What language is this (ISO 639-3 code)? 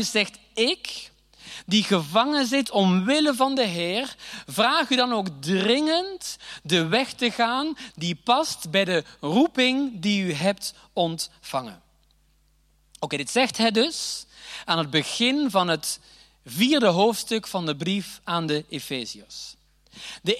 nld